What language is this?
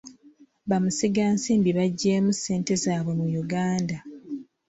Ganda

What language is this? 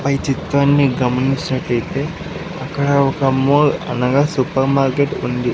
Telugu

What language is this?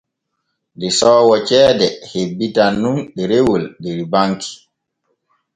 Borgu Fulfulde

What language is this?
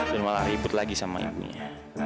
Indonesian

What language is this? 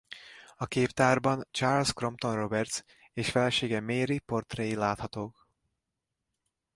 Hungarian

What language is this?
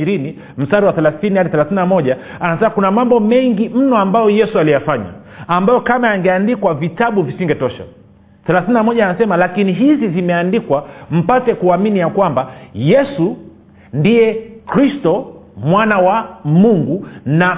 Swahili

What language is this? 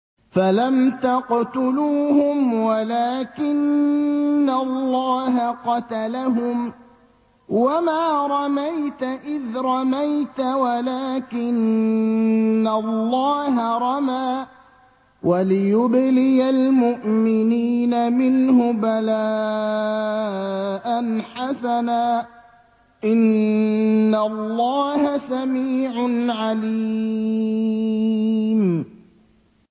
Arabic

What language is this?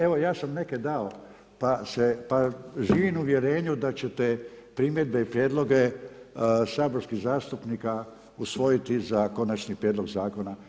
Croatian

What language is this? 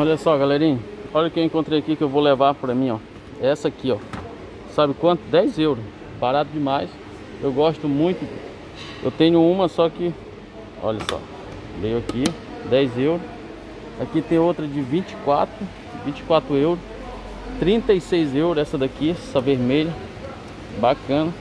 Portuguese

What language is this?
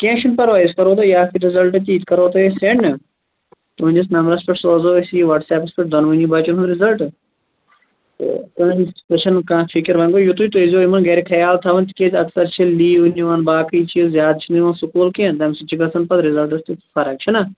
Kashmiri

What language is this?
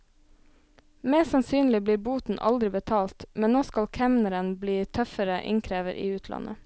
Norwegian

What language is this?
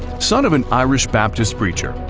English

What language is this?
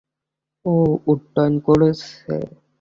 Bangla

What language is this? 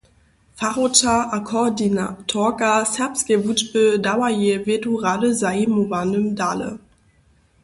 Upper Sorbian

